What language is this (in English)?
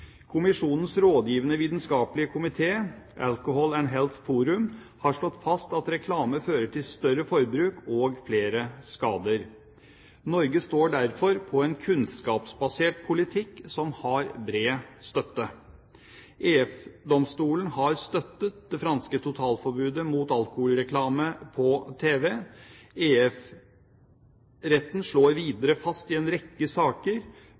Norwegian Bokmål